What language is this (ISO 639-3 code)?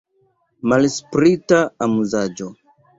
epo